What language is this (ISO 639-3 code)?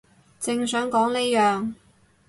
yue